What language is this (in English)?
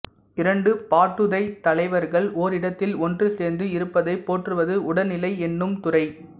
Tamil